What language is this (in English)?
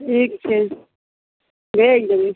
Maithili